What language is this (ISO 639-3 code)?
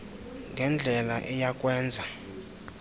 xho